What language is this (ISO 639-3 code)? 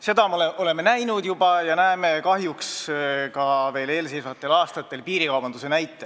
est